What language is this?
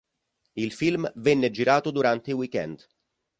Italian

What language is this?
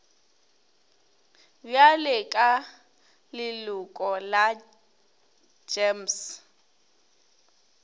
Northern Sotho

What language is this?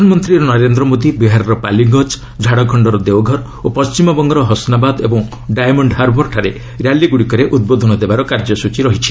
Odia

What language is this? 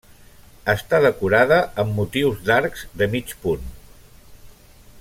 Catalan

